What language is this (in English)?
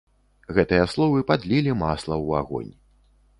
Belarusian